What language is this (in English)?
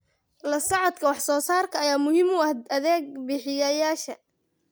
Somali